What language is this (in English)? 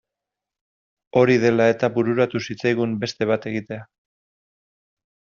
Basque